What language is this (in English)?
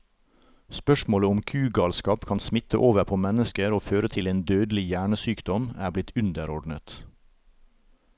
Norwegian